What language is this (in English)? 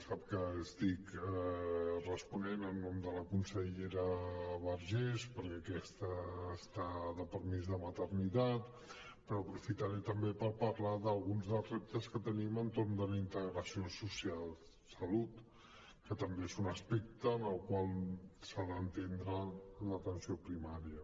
Catalan